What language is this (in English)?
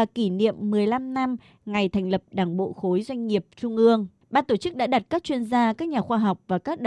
Vietnamese